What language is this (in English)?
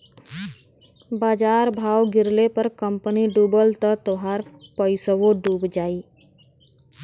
Bhojpuri